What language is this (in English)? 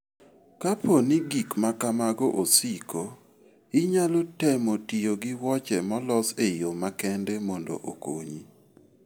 Luo (Kenya and Tanzania)